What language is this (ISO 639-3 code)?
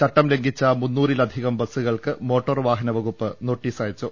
mal